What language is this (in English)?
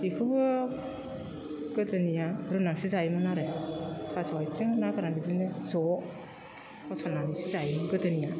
Bodo